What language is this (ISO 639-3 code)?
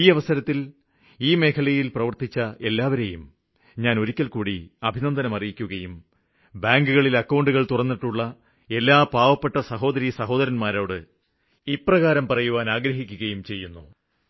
mal